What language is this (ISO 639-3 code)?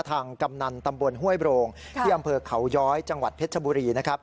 tha